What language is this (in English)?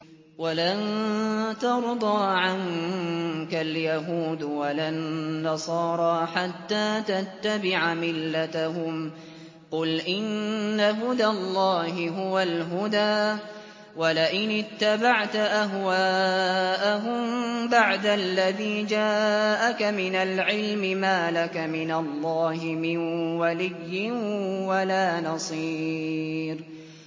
Arabic